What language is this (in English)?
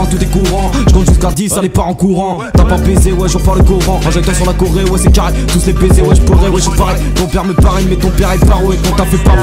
French